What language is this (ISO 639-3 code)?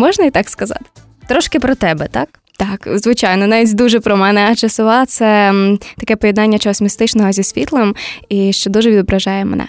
ukr